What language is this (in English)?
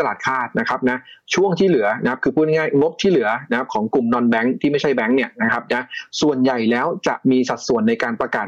Thai